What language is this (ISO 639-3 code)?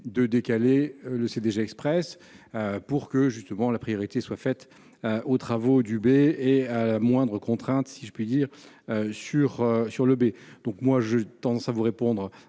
fra